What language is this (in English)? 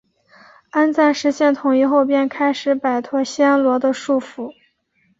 Chinese